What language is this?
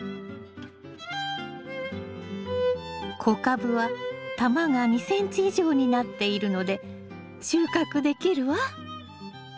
Japanese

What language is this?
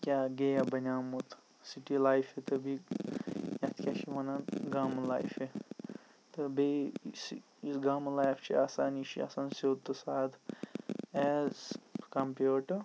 Kashmiri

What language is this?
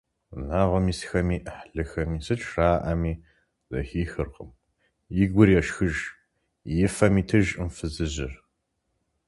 Kabardian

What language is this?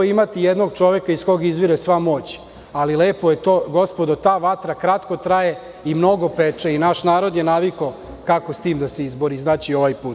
Serbian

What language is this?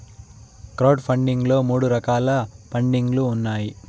Telugu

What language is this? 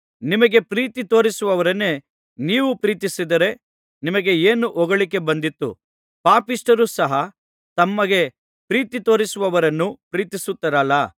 Kannada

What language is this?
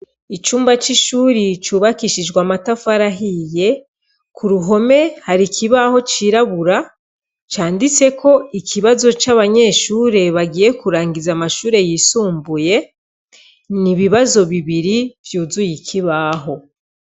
Rundi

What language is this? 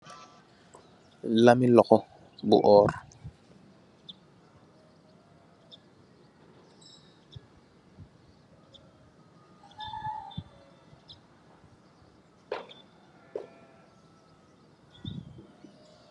Wolof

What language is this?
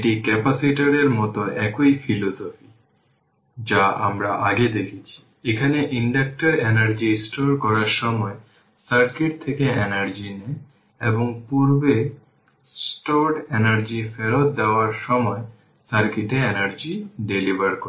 Bangla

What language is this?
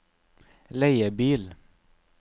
Norwegian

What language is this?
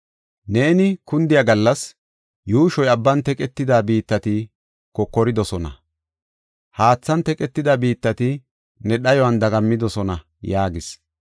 Gofa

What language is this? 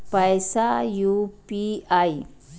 Maithili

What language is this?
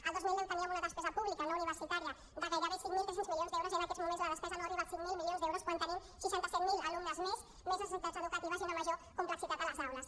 Catalan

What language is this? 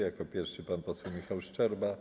Polish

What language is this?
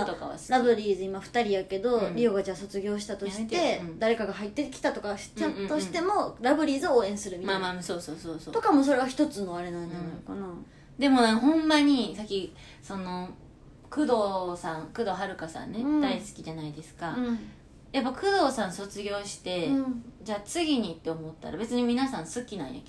Japanese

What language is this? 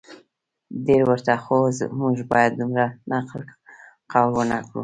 Pashto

